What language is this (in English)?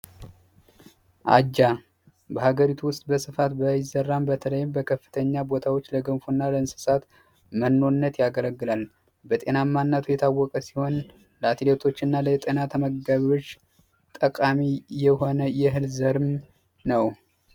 Amharic